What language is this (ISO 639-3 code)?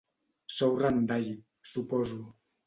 cat